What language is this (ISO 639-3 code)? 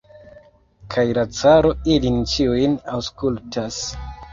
epo